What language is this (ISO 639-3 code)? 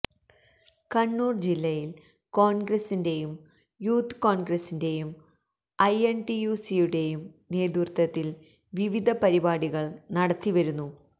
mal